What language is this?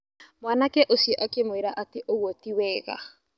Kikuyu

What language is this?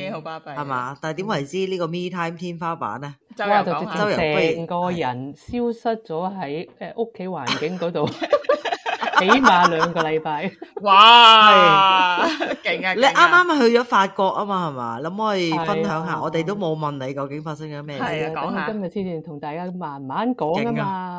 Chinese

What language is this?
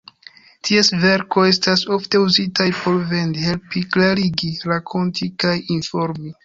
Esperanto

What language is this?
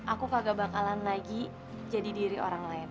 Indonesian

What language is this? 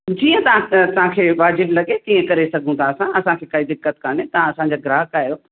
Sindhi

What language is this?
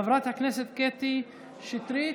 Hebrew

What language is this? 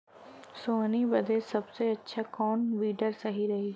Bhojpuri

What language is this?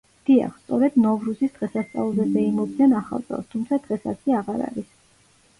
Georgian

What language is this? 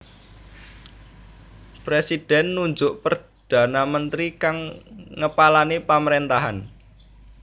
Javanese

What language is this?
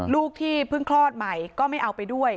Thai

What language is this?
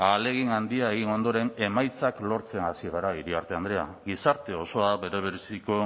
Basque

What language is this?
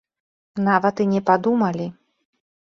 Belarusian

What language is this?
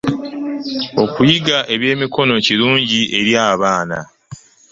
Ganda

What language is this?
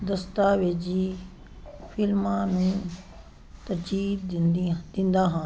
Punjabi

